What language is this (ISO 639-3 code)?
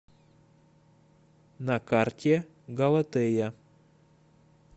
rus